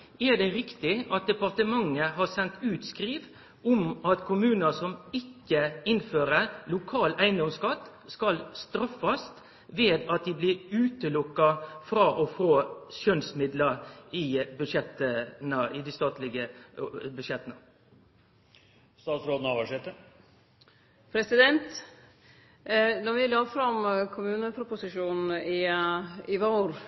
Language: Norwegian Nynorsk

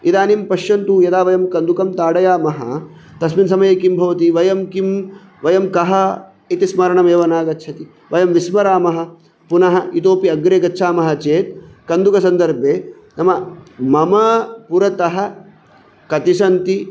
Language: Sanskrit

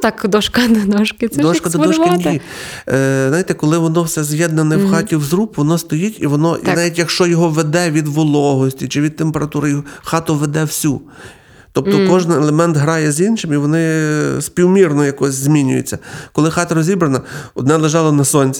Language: Ukrainian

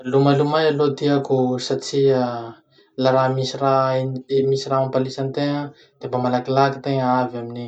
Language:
Masikoro Malagasy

